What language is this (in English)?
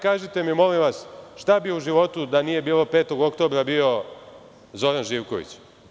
Serbian